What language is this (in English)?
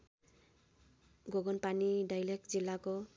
Nepali